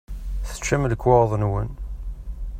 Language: Kabyle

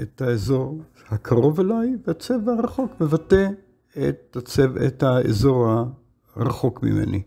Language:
Hebrew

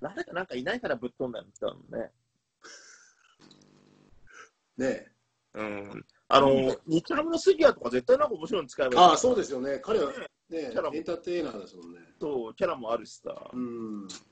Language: Japanese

